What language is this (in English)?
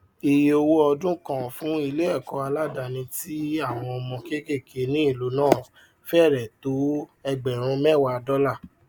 Yoruba